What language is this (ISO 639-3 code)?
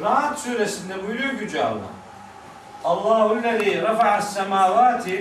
tur